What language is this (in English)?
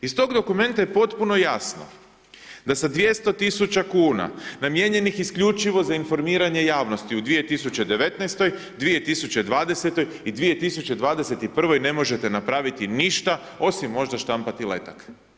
Croatian